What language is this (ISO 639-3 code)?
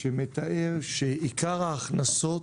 heb